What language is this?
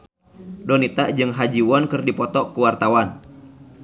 Sundanese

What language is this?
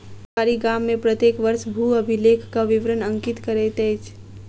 Maithili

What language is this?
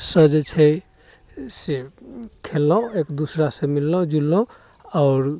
Maithili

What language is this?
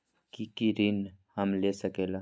Magahi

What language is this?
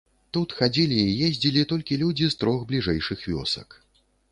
Belarusian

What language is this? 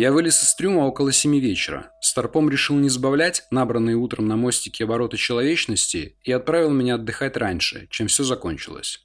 Russian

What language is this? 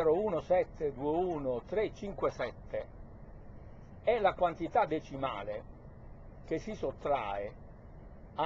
Italian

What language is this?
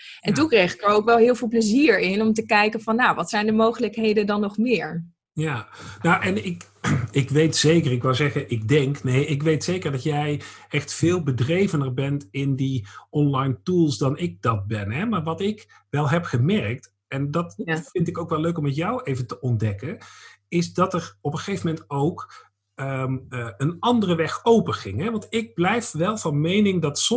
Dutch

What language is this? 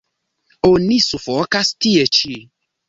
Esperanto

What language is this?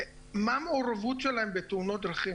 Hebrew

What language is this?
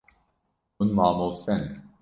Kurdish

